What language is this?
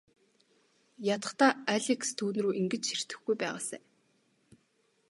Mongolian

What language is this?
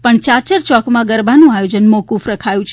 Gujarati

